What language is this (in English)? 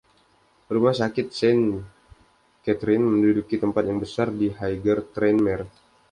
Indonesian